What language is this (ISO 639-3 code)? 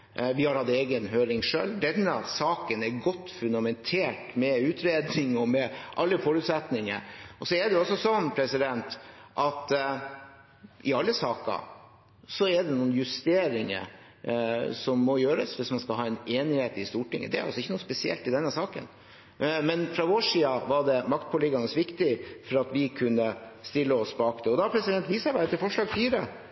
nob